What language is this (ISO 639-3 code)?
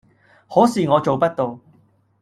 yue